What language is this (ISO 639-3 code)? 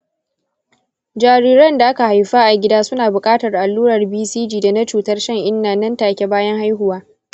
hau